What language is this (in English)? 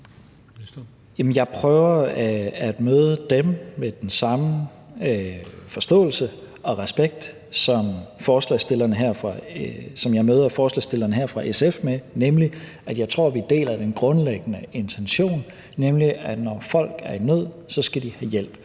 Danish